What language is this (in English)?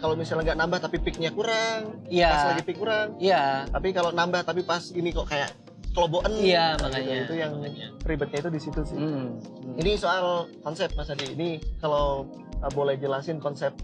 Indonesian